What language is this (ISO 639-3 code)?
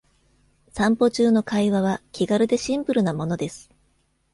jpn